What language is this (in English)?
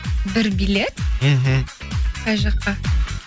Kazakh